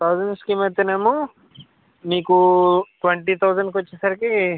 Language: Telugu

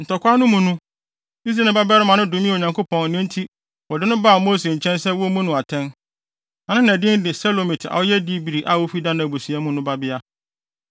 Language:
Akan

